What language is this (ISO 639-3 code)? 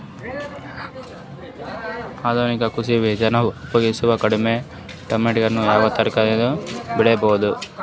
kan